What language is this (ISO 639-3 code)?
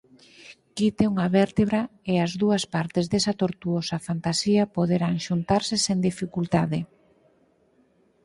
glg